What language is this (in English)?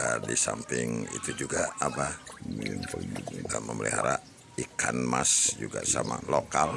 Indonesian